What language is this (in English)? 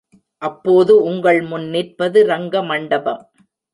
Tamil